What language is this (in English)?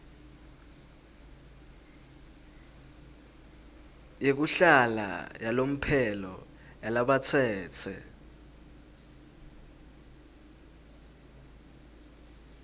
Swati